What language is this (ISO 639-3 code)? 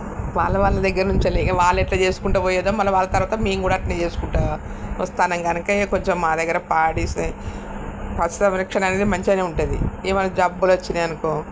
tel